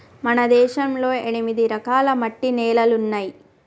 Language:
Telugu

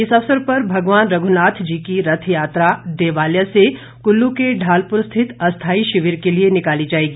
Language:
Hindi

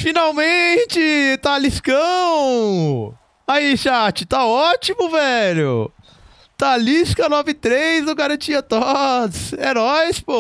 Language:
Portuguese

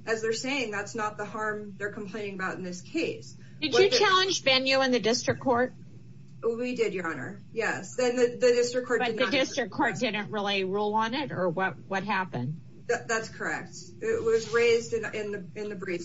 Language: English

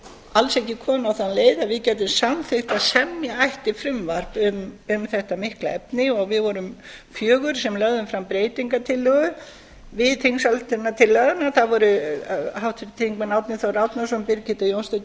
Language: Icelandic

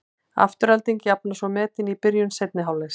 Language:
Icelandic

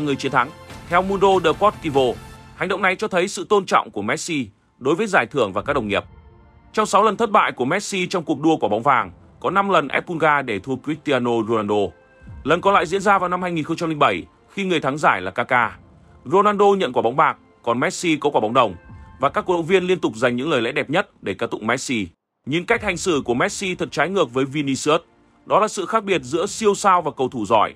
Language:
Vietnamese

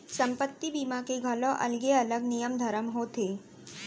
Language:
Chhattisgarhi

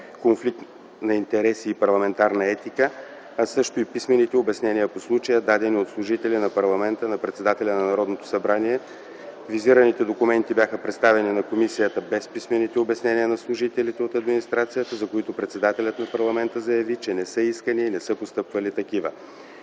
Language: Bulgarian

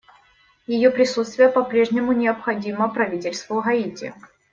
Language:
Russian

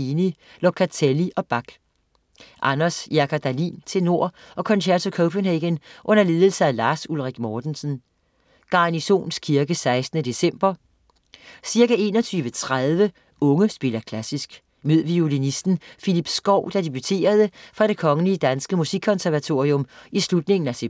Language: Danish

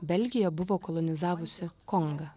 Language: Lithuanian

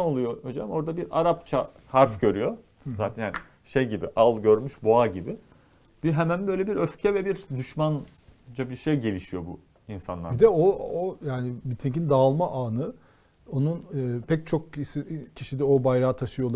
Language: Turkish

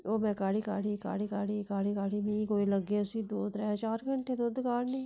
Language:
Dogri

